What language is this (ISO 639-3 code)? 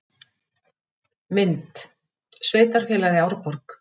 isl